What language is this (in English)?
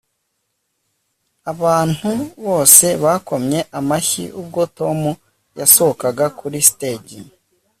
Kinyarwanda